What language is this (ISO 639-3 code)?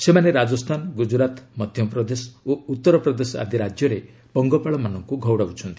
ori